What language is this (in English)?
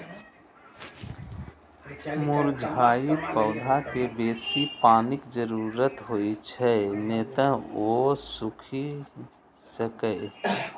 Maithili